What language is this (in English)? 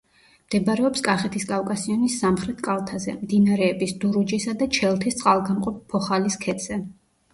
Georgian